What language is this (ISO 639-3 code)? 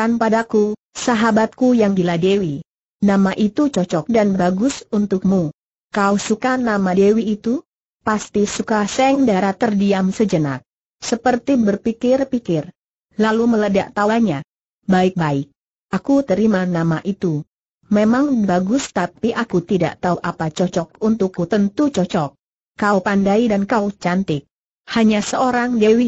ind